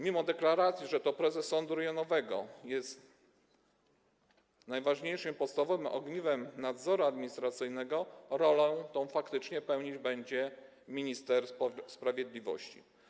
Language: Polish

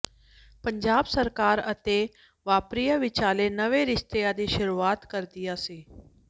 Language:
Punjabi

